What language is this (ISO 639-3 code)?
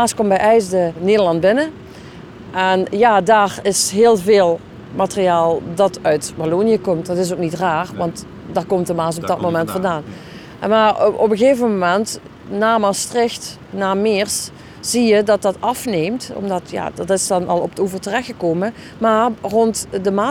nld